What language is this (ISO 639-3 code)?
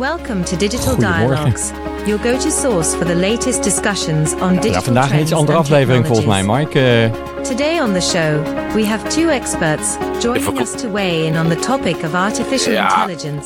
nld